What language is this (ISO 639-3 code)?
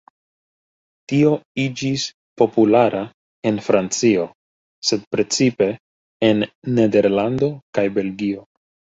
epo